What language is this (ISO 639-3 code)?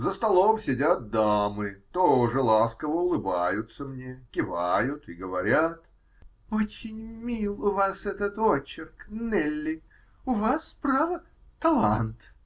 rus